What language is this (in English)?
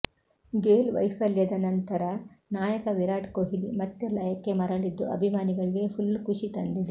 Kannada